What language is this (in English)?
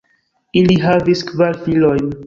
Esperanto